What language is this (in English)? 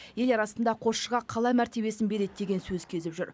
Kazakh